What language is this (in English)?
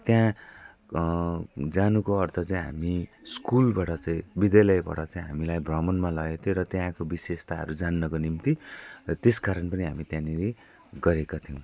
Nepali